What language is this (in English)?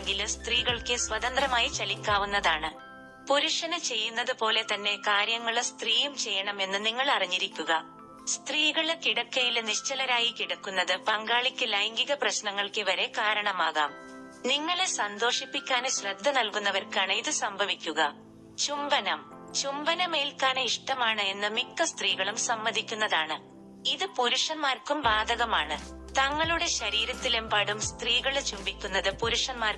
Malayalam